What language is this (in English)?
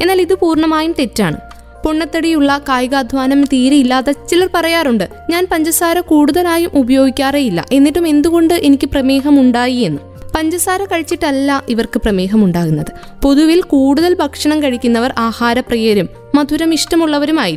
Malayalam